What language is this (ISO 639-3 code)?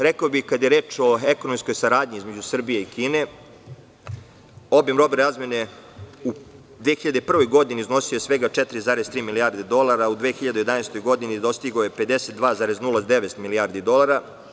srp